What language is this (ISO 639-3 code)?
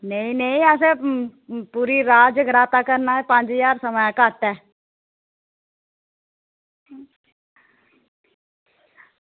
doi